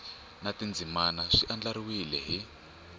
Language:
Tsonga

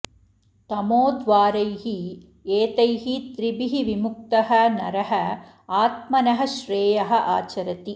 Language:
Sanskrit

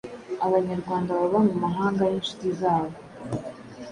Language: Kinyarwanda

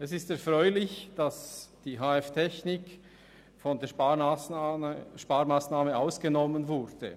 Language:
Swiss German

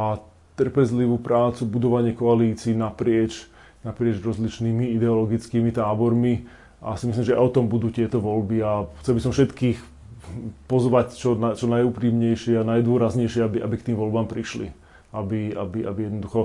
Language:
Slovak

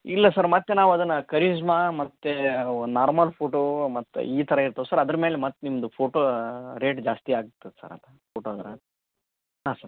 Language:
Kannada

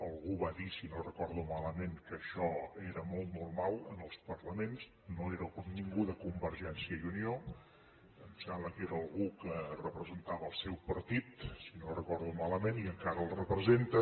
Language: Catalan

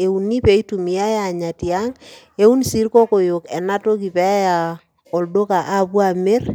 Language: Masai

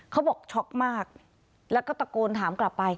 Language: Thai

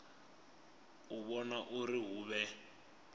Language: Venda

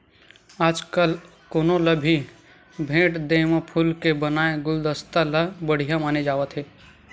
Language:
Chhattisgarhi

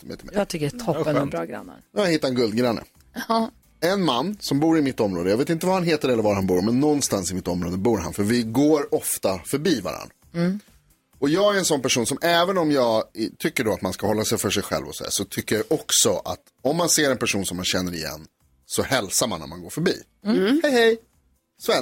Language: Swedish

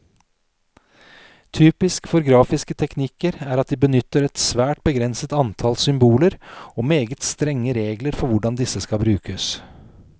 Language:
Norwegian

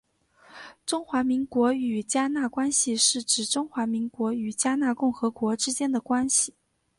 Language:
Chinese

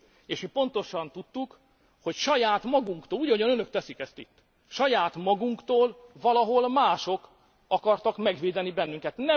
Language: Hungarian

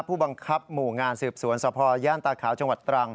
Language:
Thai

